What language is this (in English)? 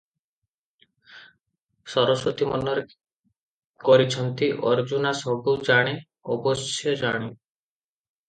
Odia